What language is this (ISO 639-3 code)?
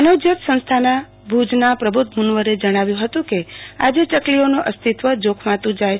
guj